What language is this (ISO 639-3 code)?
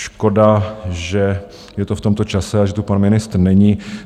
ces